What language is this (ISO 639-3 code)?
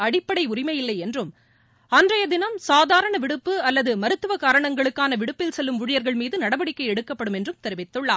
tam